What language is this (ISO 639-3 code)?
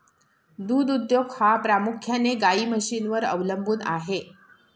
mar